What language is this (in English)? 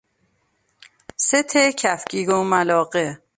Persian